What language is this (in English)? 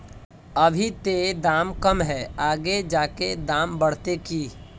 Magahi